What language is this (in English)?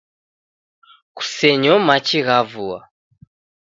Taita